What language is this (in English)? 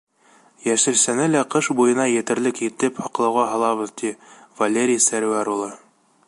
Bashkir